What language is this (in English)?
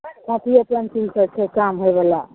Maithili